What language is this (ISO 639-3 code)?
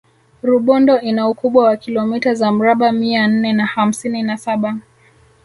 swa